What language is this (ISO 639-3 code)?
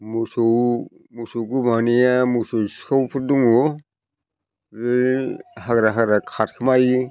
brx